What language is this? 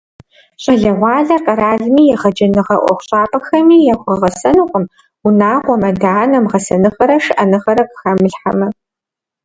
Kabardian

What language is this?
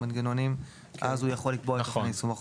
Hebrew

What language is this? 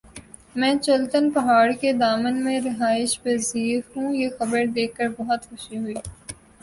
Urdu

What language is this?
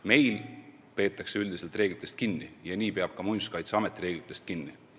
Estonian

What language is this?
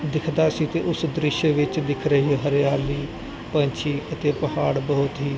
Punjabi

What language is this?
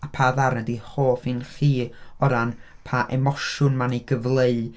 Welsh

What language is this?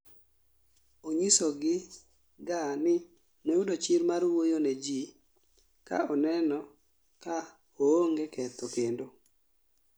Luo (Kenya and Tanzania)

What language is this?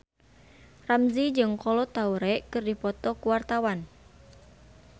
Sundanese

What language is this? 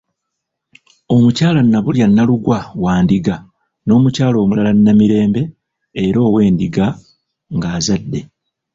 Ganda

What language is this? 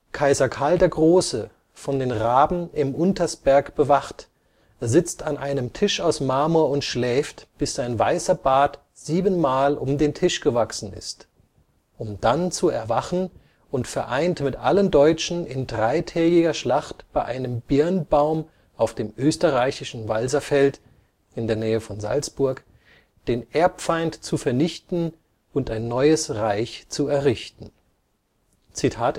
German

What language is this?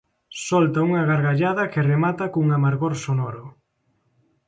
Galician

